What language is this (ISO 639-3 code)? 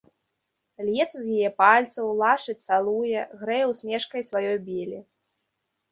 bel